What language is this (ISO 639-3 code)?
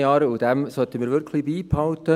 gsw